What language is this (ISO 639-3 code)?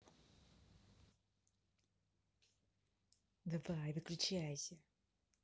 rus